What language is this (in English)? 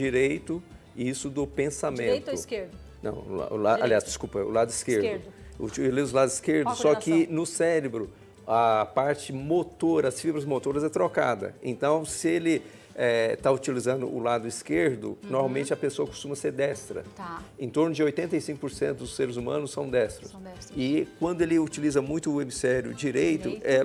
Portuguese